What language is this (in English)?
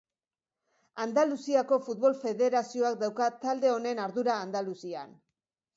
Basque